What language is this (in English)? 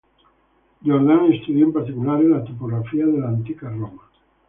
Italian